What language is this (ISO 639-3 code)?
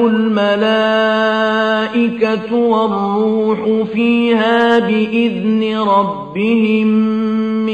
ara